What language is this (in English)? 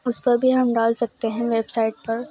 Urdu